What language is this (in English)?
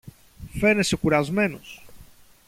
Greek